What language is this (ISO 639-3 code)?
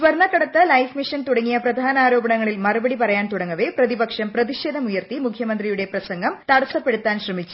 mal